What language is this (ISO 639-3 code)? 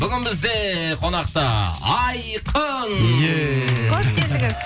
kaz